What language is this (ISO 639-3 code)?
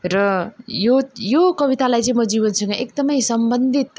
nep